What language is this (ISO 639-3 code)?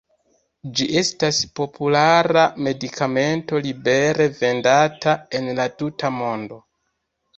epo